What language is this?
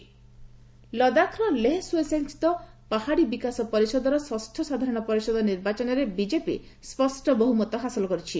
Odia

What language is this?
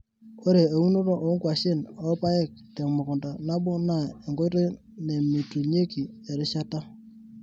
Masai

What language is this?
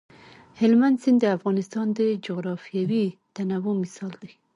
Pashto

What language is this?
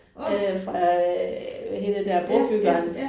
Danish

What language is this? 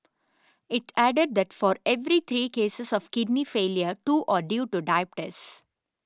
English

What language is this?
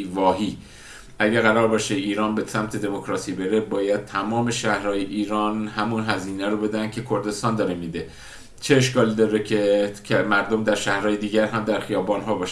Persian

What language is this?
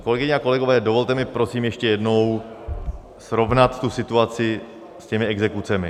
Czech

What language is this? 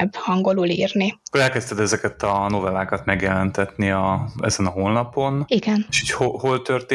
Hungarian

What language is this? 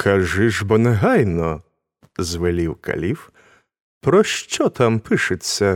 Ukrainian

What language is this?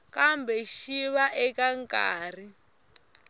Tsonga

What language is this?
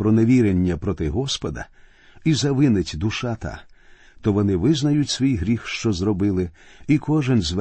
Ukrainian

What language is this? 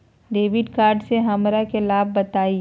Magahi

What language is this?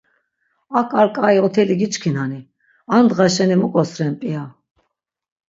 Laz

